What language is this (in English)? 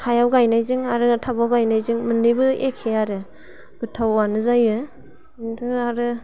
Bodo